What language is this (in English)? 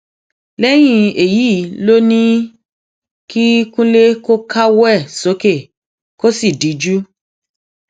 Yoruba